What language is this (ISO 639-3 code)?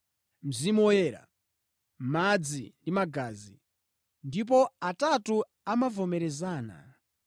nya